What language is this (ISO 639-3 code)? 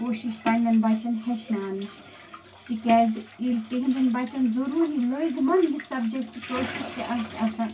kas